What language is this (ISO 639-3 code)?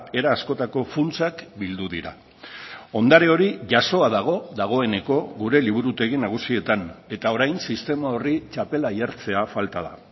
eus